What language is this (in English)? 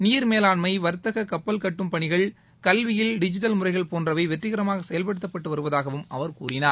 Tamil